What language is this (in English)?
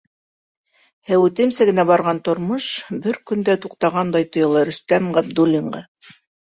Bashkir